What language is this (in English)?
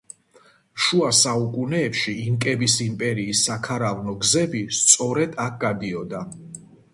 Georgian